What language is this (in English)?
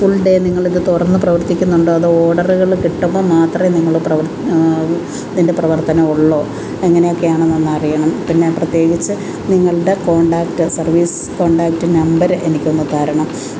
Malayalam